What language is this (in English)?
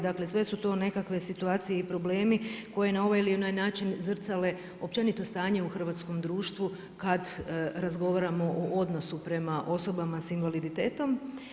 Croatian